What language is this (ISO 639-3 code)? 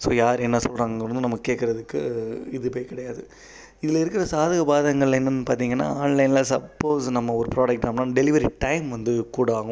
tam